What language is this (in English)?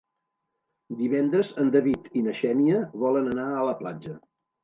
Catalan